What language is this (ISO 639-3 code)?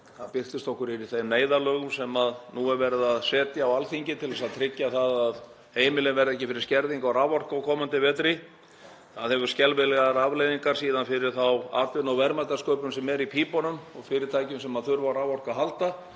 isl